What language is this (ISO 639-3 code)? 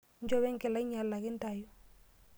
mas